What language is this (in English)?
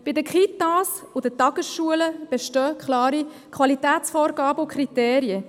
Swiss German